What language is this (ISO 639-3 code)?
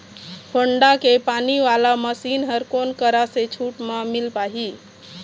hne